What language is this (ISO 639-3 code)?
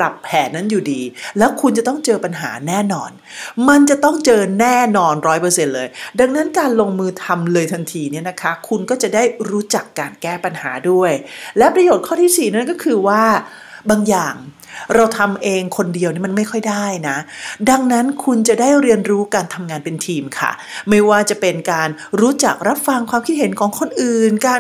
tha